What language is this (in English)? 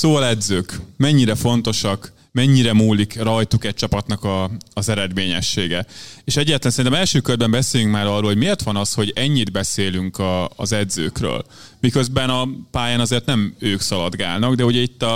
Hungarian